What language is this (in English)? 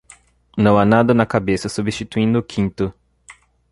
Portuguese